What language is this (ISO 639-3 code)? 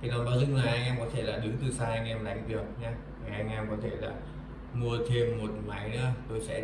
vie